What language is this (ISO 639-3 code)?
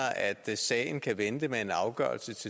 dan